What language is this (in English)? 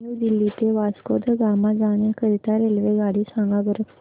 Marathi